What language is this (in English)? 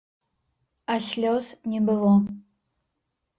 Belarusian